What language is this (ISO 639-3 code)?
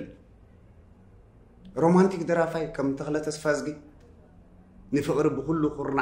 ara